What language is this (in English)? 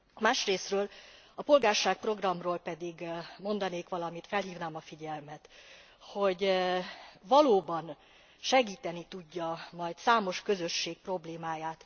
Hungarian